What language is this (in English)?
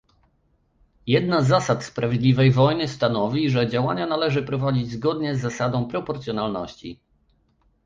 Polish